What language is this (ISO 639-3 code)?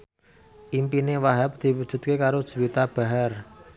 jav